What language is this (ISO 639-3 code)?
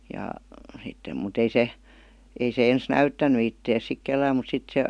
fin